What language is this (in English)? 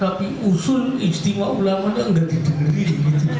Indonesian